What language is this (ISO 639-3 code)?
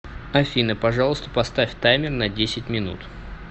rus